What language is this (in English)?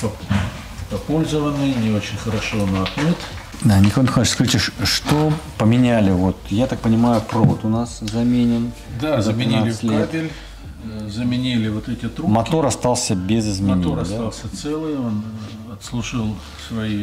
Russian